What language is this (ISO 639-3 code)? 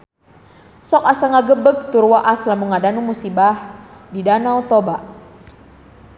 sun